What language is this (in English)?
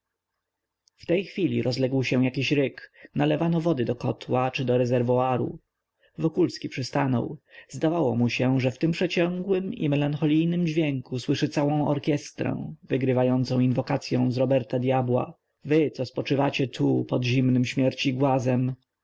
Polish